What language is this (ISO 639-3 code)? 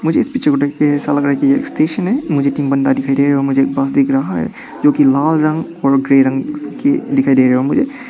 hin